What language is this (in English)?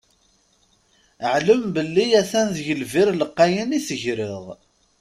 Kabyle